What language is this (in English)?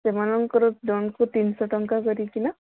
Odia